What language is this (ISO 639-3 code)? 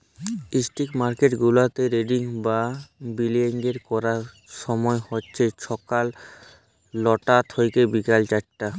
ben